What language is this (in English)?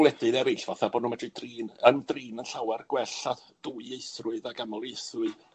Welsh